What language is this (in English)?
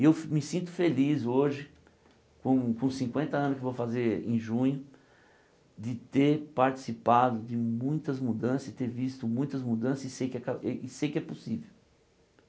Portuguese